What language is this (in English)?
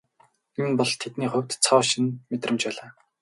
Mongolian